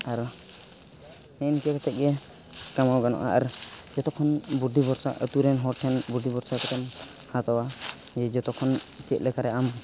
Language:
Santali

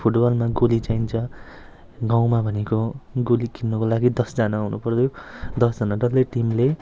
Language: Nepali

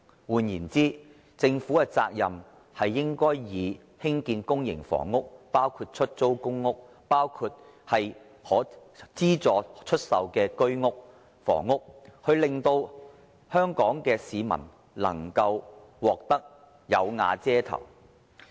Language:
Cantonese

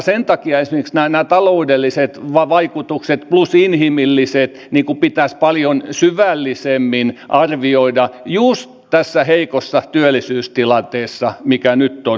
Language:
Finnish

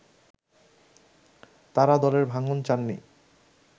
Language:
Bangla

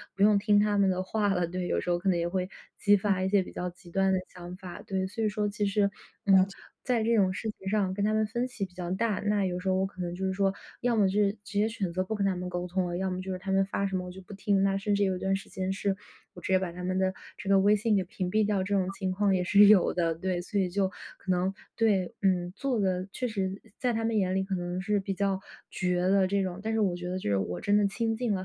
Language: Chinese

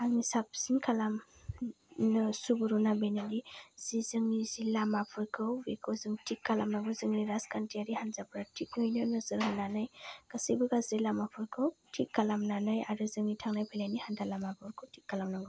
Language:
Bodo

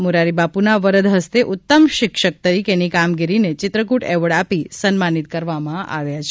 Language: Gujarati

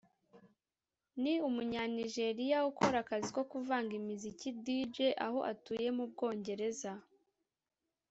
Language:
Kinyarwanda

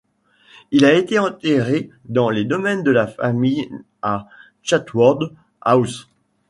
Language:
French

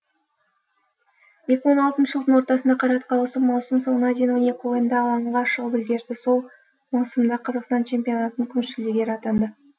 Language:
Kazakh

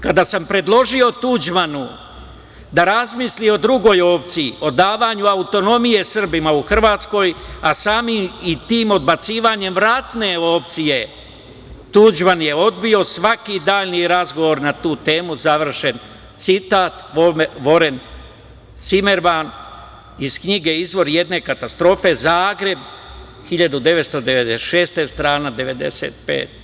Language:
Serbian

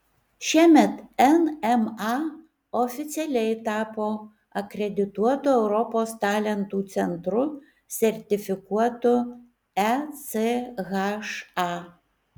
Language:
Lithuanian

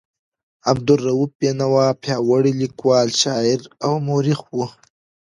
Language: Pashto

